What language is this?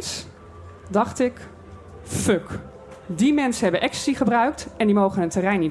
Dutch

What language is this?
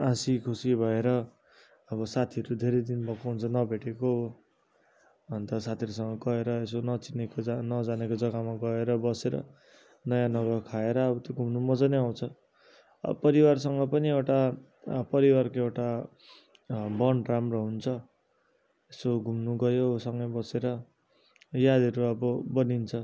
Nepali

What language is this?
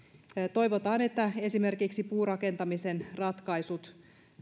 Finnish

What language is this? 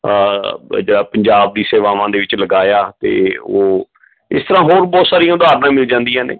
Punjabi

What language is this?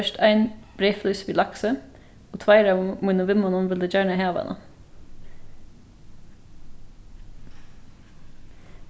Faroese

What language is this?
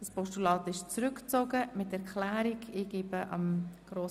Swiss German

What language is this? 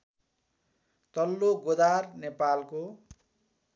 Nepali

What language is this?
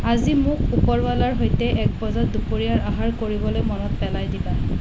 Assamese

